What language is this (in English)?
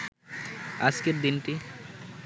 Bangla